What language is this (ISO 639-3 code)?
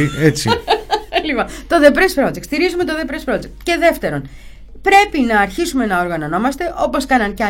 ell